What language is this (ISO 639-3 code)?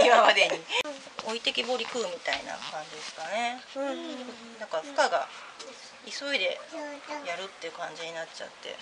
jpn